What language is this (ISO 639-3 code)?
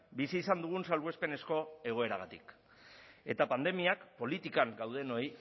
eus